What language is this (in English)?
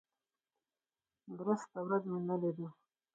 Pashto